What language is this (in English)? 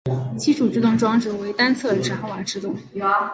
Chinese